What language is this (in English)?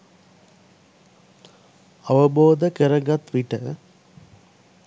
Sinhala